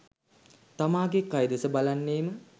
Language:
Sinhala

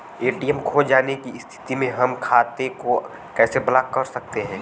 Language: Bhojpuri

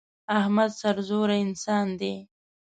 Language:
Pashto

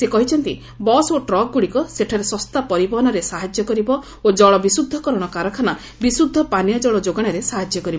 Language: Odia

